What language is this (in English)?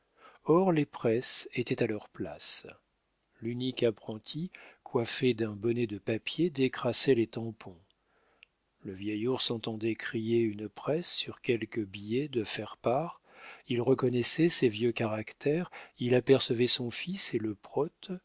French